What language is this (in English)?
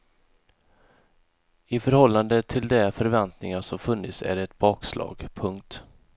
Swedish